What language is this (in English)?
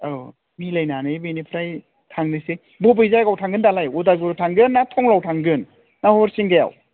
Bodo